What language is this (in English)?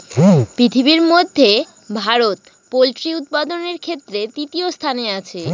Bangla